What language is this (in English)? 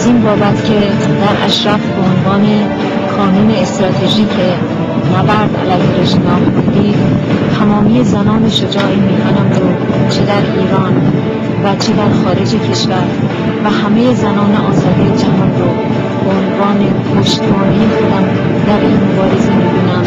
Persian